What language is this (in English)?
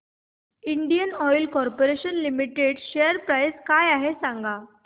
Marathi